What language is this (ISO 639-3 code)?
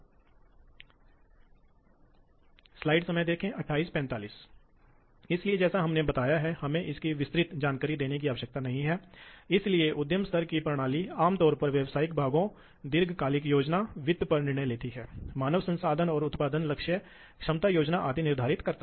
hin